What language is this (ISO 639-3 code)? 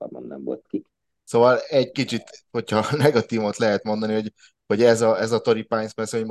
hun